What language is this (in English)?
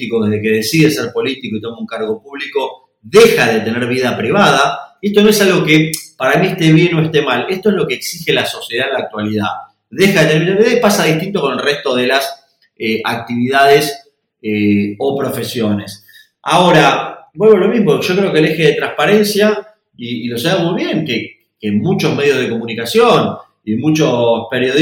Spanish